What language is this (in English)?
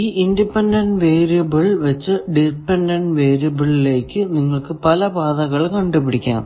Malayalam